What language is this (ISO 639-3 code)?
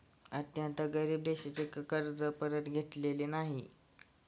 mar